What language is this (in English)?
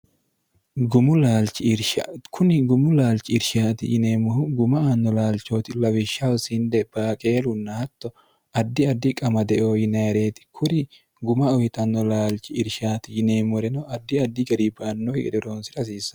Sidamo